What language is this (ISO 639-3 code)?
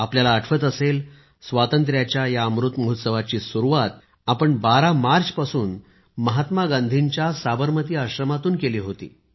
mar